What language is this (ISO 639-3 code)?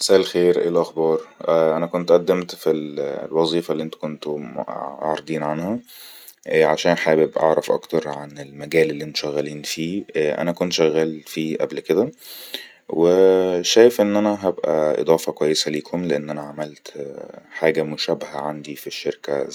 arz